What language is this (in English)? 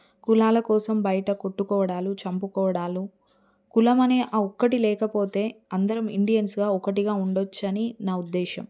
Telugu